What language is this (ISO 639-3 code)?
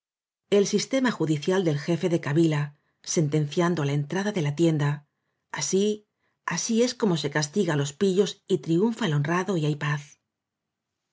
spa